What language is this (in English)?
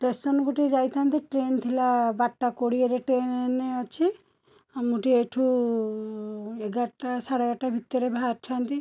Odia